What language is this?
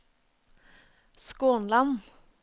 Norwegian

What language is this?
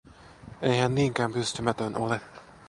Finnish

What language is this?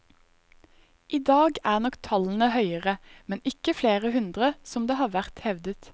Norwegian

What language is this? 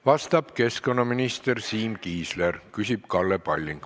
Estonian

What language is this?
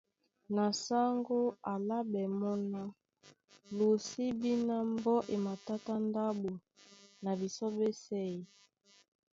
Duala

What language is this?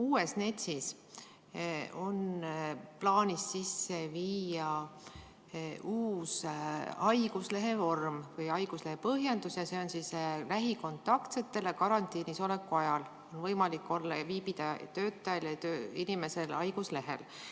Estonian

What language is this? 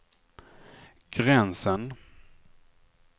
Swedish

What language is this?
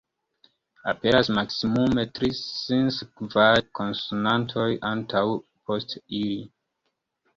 Esperanto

